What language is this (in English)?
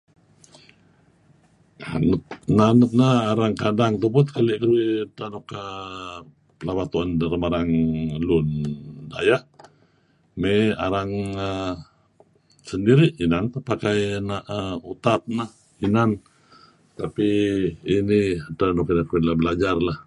Kelabit